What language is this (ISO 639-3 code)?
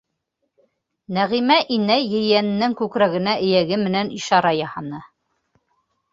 bak